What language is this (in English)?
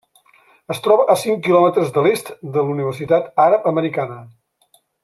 Catalan